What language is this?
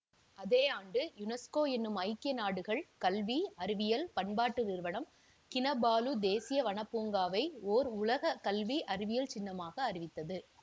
Tamil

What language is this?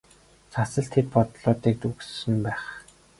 Mongolian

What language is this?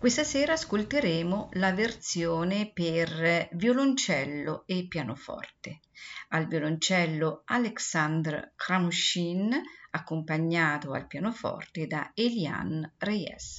Italian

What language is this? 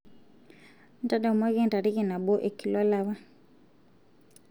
Masai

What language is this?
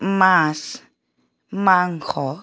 Assamese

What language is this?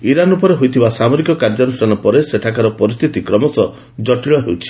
Odia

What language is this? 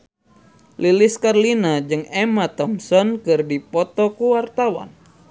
Sundanese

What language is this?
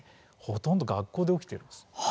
Japanese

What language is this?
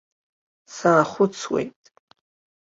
Abkhazian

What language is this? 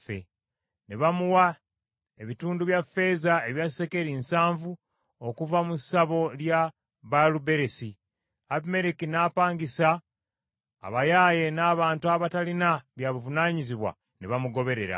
Ganda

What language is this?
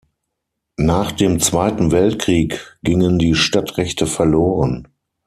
German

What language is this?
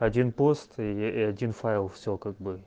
Russian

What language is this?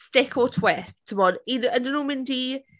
Welsh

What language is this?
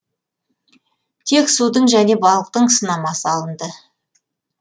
Kazakh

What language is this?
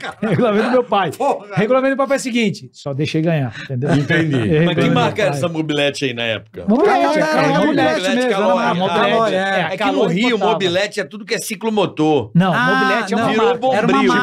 Portuguese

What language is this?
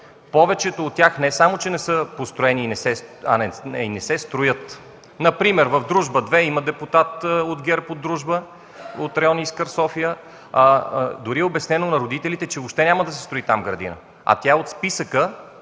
Bulgarian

